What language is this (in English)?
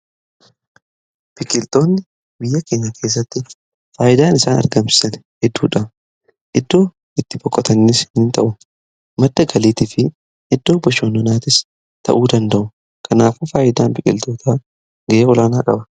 Oromo